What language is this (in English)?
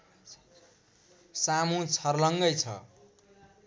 Nepali